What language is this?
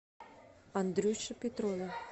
Russian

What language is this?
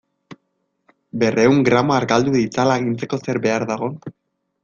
Basque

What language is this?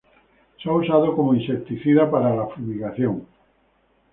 Spanish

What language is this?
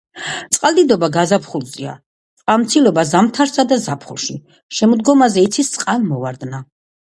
Georgian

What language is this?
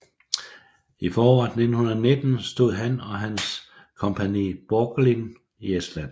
Danish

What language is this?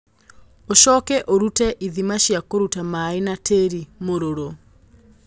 Kikuyu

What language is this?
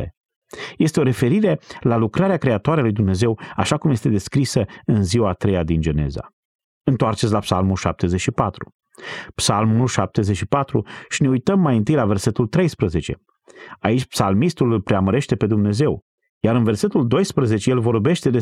Romanian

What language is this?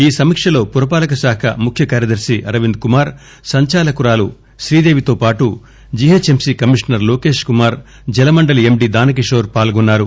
Telugu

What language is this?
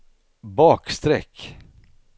Swedish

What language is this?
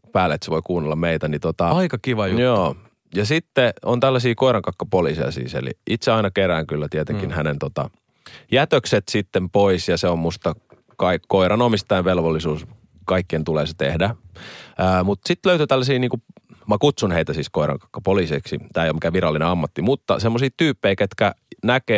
Finnish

